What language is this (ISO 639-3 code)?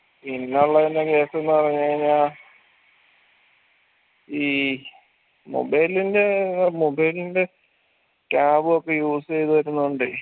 mal